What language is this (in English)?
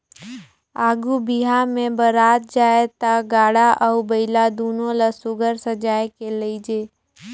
Chhattisgarhi